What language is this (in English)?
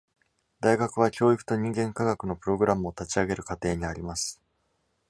Japanese